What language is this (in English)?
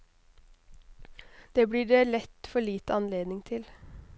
Norwegian